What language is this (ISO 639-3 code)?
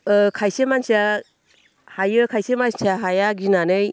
brx